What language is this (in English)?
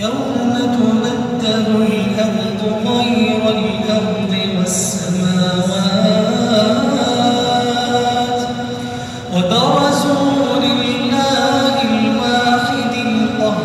Arabic